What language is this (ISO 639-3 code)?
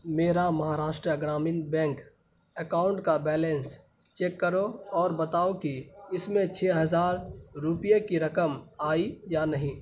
urd